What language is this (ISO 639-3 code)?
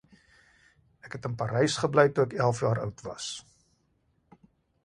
afr